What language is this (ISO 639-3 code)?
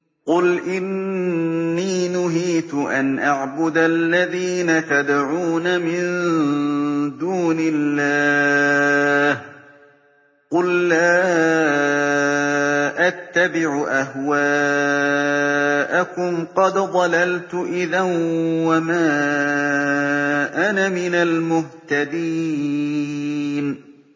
ara